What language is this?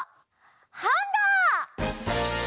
Japanese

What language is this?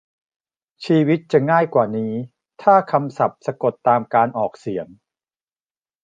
Thai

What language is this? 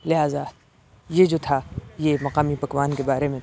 Urdu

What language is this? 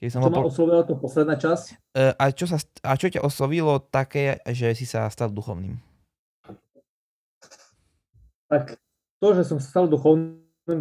Slovak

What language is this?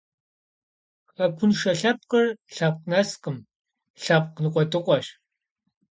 Kabardian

